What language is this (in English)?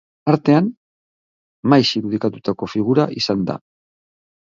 Basque